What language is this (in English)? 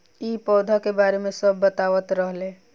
Bhojpuri